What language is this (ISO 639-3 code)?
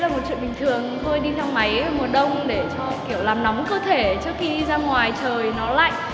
vie